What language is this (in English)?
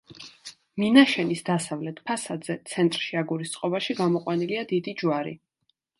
Georgian